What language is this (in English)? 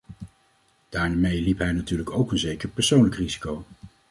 Dutch